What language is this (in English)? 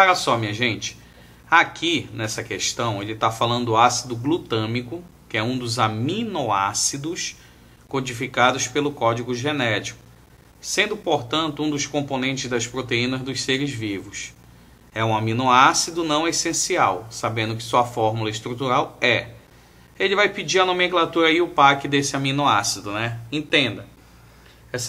Portuguese